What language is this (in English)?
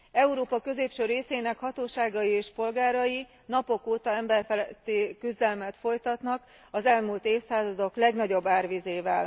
Hungarian